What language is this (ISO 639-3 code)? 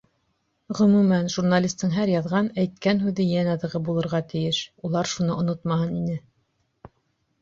bak